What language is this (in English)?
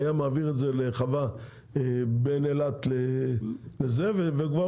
Hebrew